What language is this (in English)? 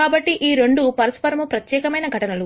Telugu